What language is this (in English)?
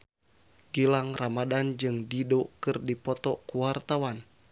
Sundanese